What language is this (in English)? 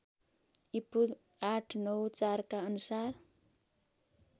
Nepali